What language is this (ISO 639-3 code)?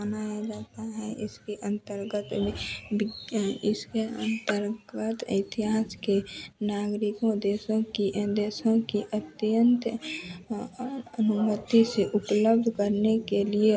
hin